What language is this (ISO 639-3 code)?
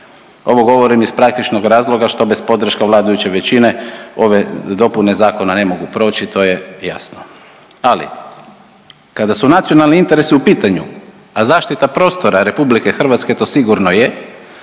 hrv